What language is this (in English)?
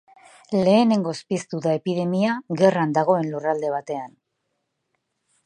Basque